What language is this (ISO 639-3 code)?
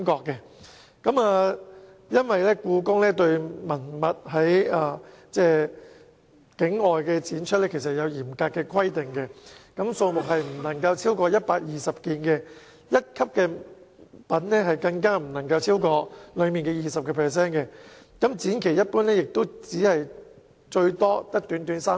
yue